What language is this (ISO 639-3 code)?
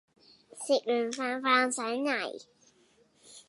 yue